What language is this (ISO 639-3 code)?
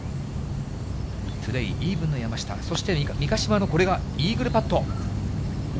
jpn